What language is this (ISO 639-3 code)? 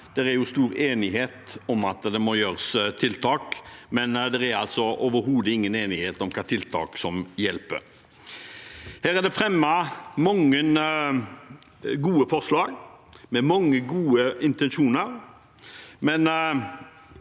nor